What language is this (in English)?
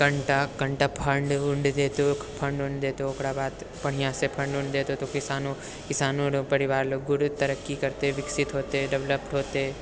Maithili